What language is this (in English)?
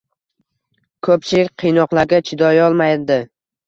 Uzbek